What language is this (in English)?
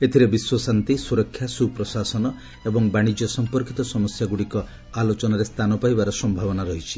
Odia